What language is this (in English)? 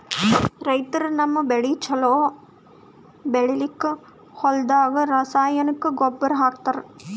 Kannada